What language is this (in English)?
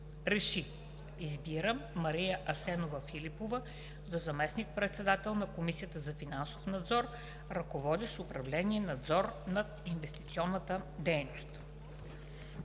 Bulgarian